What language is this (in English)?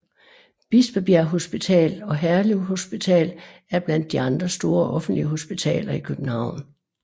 Danish